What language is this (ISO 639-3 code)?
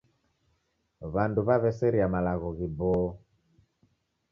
dav